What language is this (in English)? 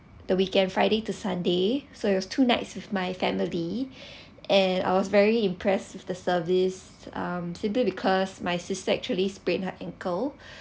English